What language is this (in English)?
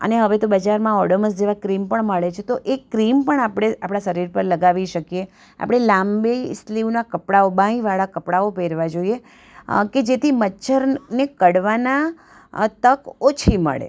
Gujarati